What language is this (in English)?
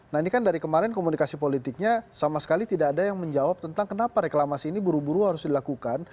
Indonesian